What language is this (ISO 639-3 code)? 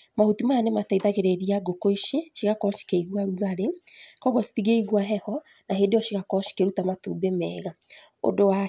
kik